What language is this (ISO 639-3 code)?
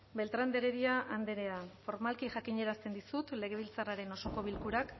eus